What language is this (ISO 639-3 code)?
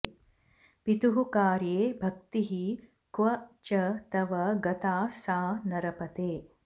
san